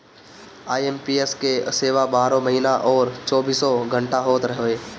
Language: Bhojpuri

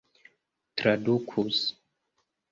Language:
Esperanto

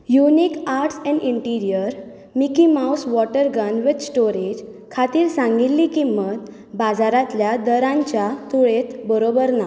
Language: Konkani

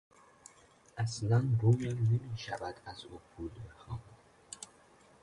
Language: Persian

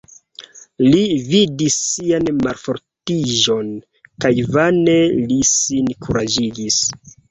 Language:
Esperanto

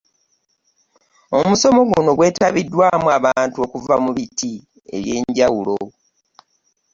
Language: Ganda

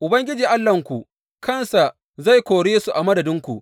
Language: Hausa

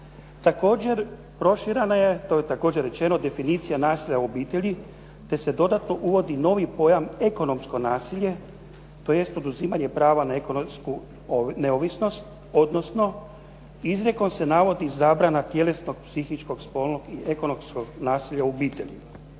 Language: Croatian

